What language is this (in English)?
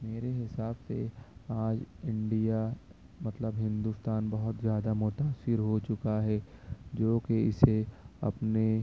Urdu